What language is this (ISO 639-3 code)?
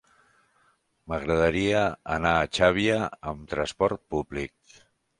cat